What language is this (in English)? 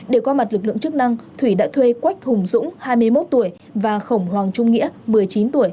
Vietnamese